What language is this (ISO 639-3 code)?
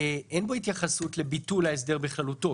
heb